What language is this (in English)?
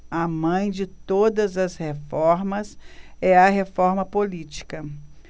Portuguese